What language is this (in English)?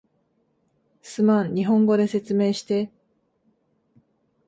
Japanese